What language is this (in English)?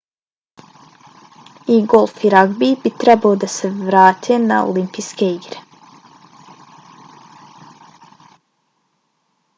Bosnian